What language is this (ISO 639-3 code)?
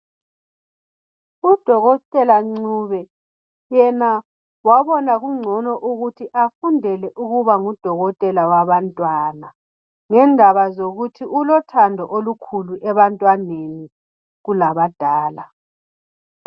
nde